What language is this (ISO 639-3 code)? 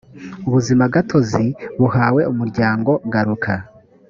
kin